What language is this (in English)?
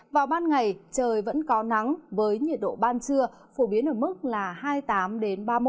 Vietnamese